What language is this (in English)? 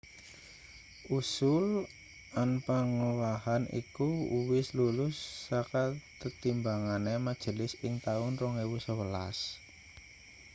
Javanese